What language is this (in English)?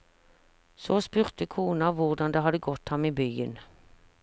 Norwegian